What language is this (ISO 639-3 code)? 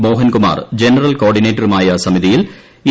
mal